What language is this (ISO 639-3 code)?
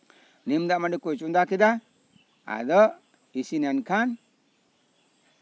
sat